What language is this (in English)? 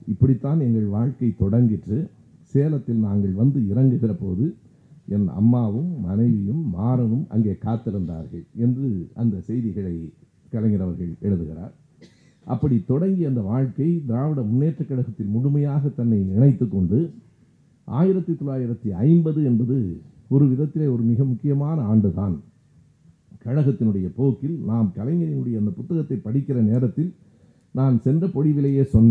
Tamil